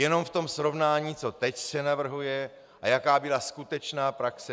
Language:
Czech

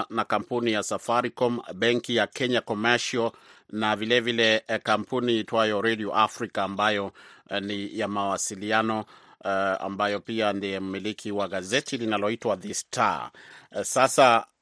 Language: Swahili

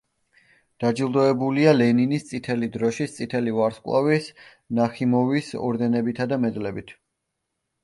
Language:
Georgian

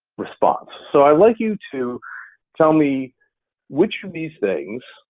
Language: English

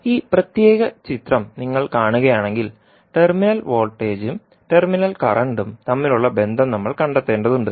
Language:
Malayalam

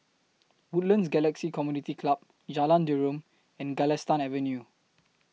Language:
English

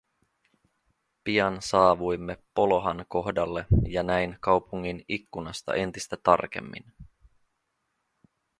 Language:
Finnish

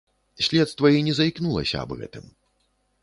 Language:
Belarusian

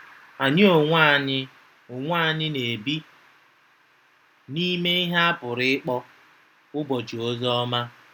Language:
Igbo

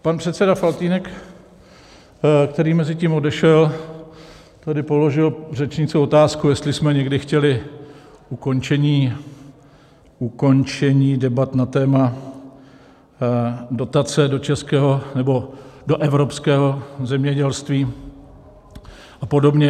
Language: Czech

